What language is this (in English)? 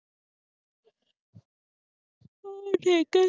Punjabi